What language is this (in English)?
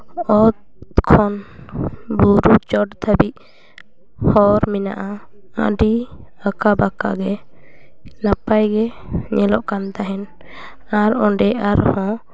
Santali